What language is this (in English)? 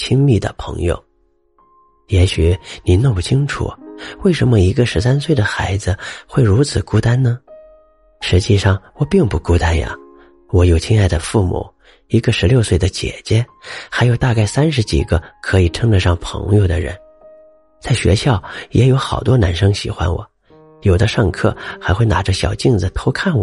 Chinese